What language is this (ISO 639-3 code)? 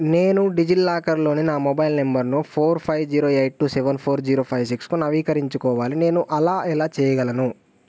tel